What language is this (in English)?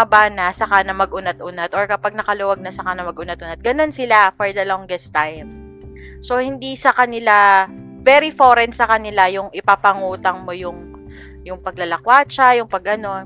Filipino